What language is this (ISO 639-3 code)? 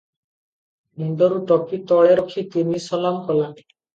ori